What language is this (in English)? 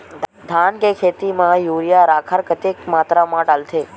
Chhattisgarhi